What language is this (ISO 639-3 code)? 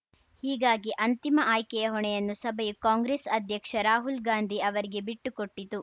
kan